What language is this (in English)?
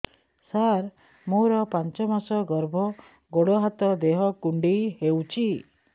Odia